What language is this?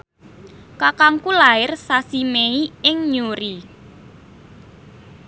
Javanese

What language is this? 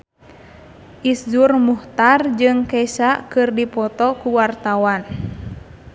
Sundanese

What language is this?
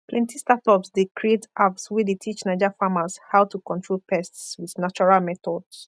Nigerian Pidgin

